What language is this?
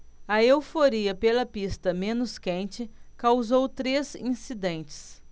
Portuguese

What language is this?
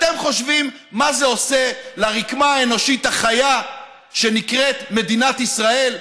Hebrew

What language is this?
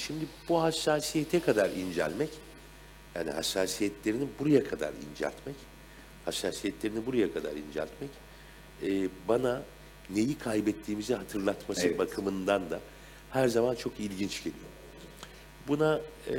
Turkish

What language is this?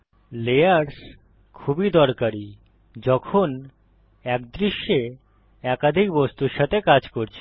Bangla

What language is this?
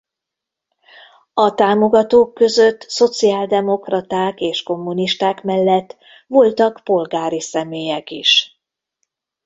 Hungarian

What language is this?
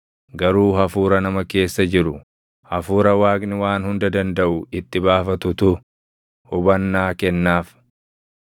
Oromo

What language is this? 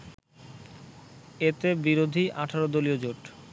Bangla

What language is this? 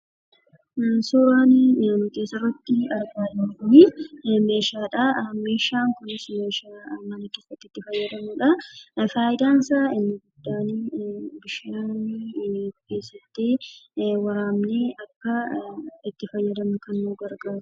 Oromo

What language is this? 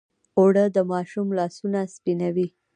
Pashto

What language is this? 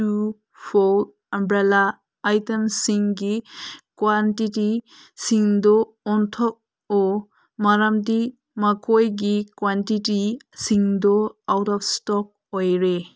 Manipuri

